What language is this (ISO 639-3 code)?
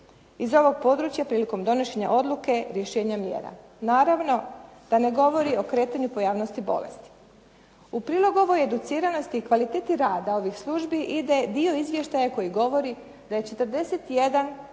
hrv